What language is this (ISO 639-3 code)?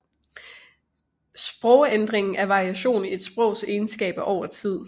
dan